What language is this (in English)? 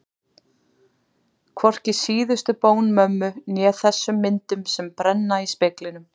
Icelandic